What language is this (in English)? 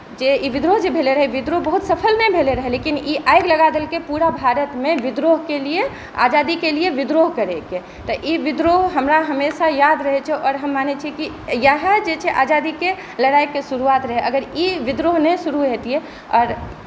Maithili